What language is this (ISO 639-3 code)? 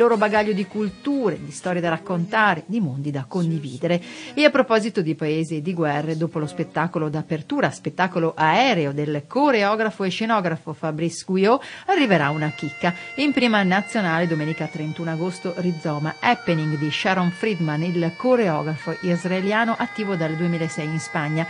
ita